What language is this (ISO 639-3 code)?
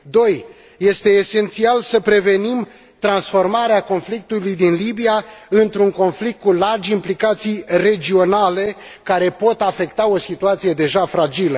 ron